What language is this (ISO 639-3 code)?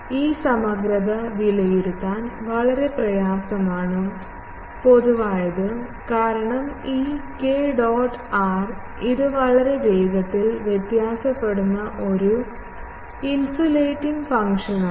mal